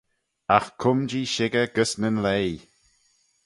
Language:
Manx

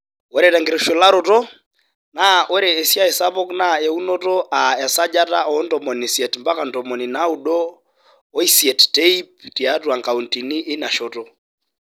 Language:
Masai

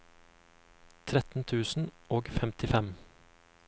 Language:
Norwegian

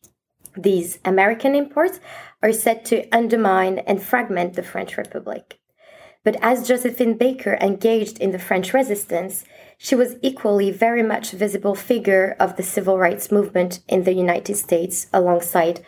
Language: English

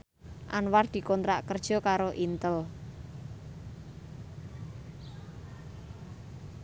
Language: Javanese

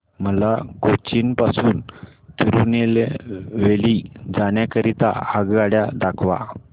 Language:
Marathi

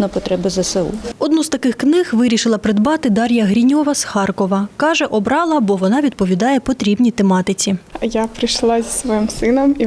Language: Ukrainian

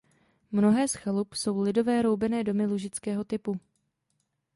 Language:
Czech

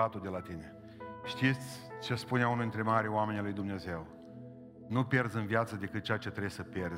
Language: Romanian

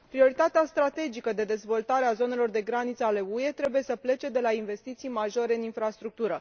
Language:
Romanian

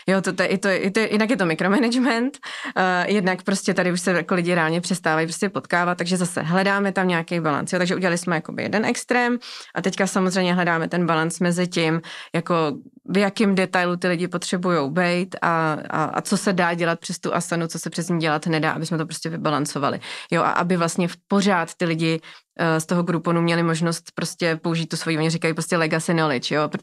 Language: Czech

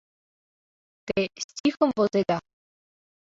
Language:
Mari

